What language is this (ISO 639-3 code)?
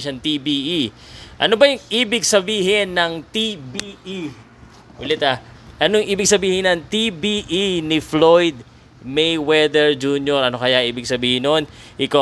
fil